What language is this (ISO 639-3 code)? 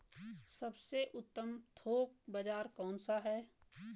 hin